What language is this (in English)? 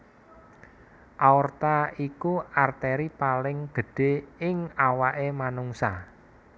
Javanese